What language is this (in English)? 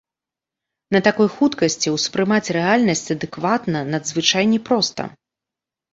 Belarusian